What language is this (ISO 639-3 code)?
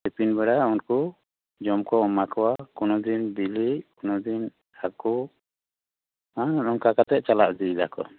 sat